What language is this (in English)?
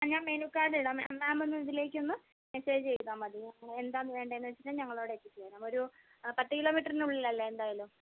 Malayalam